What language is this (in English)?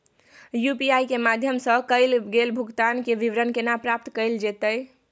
Maithili